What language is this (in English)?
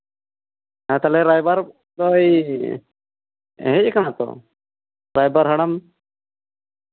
Santali